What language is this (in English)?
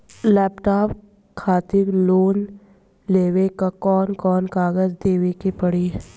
Bhojpuri